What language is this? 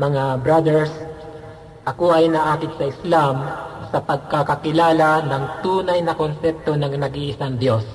Filipino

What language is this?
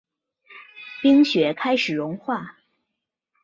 Chinese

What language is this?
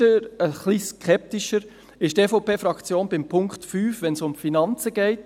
Swiss German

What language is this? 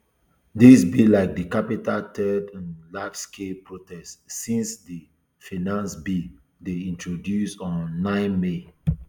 Nigerian Pidgin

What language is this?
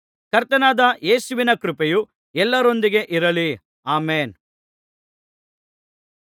Kannada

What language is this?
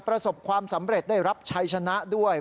Thai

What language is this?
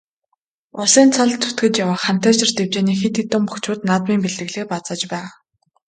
Mongolian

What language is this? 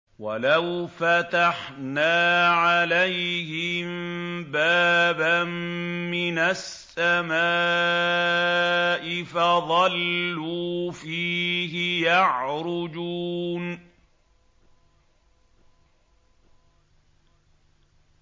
Arabic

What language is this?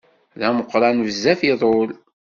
Kabyle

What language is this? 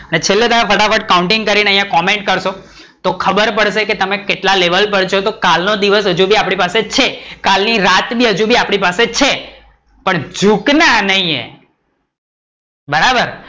Gujarati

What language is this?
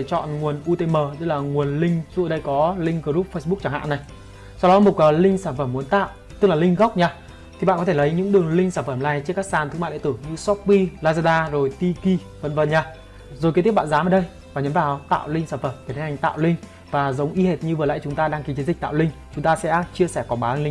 Vietnamese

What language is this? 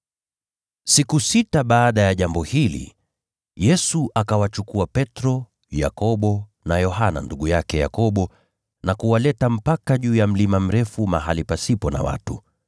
Swahili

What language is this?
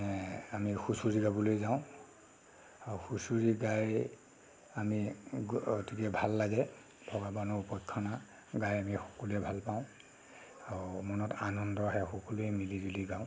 Assamese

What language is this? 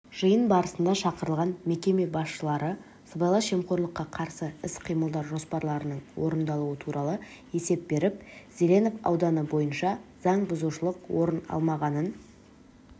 Kazakh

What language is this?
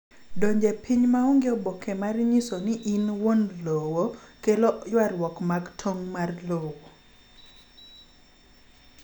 Luo (Kenya and Tanzania)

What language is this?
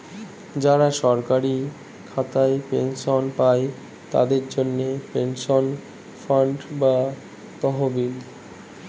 Bangla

